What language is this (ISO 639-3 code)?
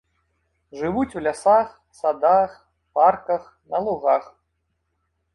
bel